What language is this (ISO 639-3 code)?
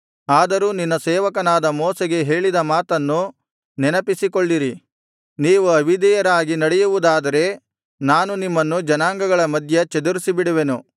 kan